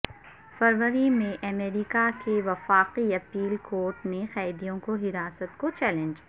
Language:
Urdu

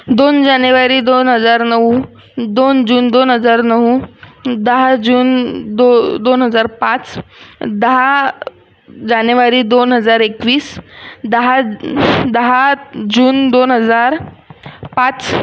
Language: Marathi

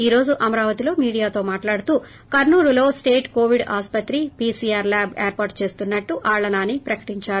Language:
Telugu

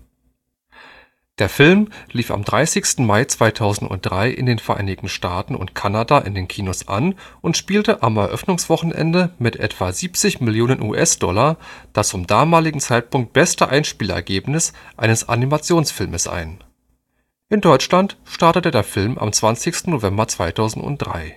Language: German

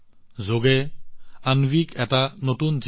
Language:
Assamese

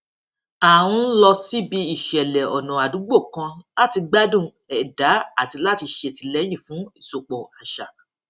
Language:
Yoruba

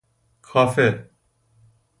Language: Persian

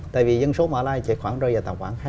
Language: Vietnamese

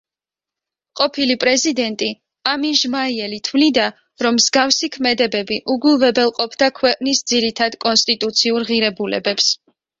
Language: Georgian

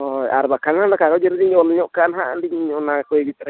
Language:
Santali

